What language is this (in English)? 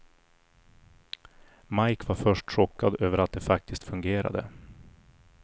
Swedish